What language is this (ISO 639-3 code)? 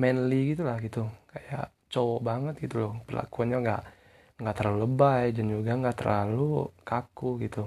ind